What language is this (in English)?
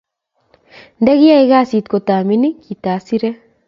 Kalenjin